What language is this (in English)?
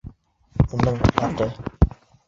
Bashkir